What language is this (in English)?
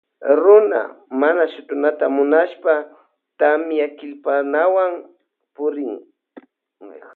Loja Highland Quichua